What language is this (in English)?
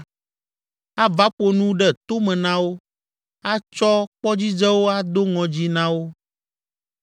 Ewe